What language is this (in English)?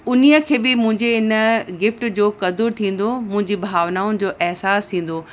Sindhi